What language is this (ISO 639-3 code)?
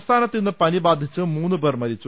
mal